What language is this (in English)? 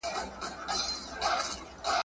Pashto